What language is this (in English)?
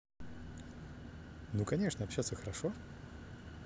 Russian